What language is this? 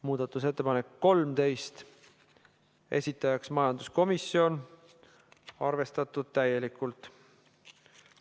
Estonian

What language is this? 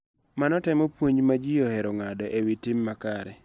Luo (Kenya and Tanzania)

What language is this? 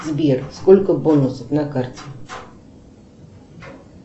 Russian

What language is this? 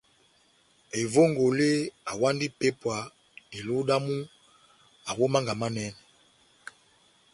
Batanga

